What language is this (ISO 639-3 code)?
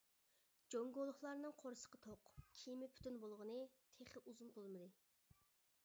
uig